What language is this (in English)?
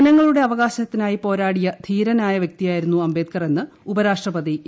Malayalam